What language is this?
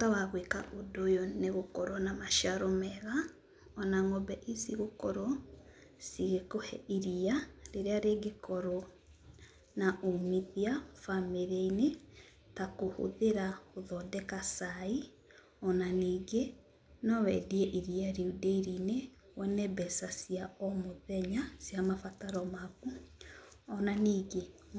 Kikuyu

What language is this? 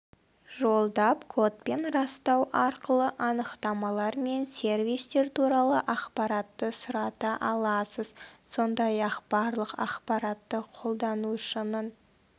Kazakh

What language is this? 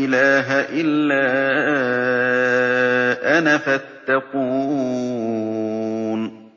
Arabic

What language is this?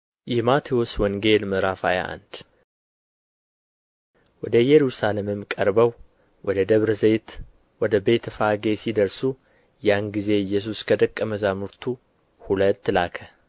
Amharic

